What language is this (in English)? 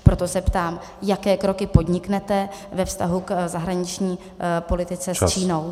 Czech